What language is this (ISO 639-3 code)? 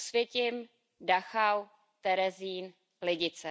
ces